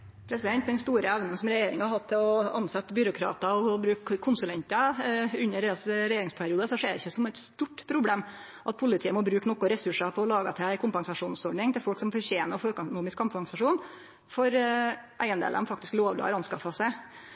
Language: Norwegian Nynorsk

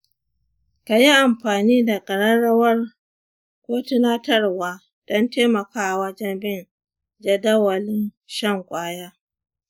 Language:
Hausa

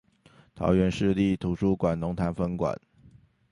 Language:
Chinese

